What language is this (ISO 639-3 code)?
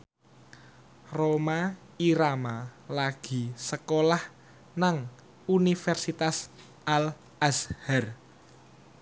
jav